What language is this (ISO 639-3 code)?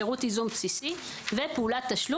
heb